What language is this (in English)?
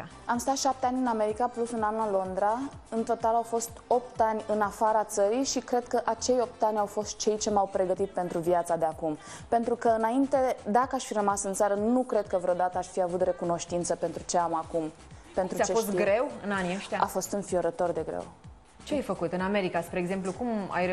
Romanian